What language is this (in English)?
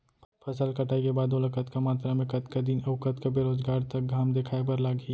Chhattisgarhi